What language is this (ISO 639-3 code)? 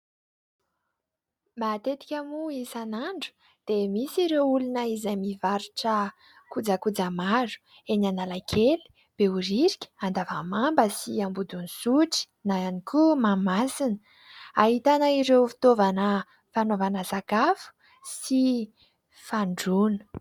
mlg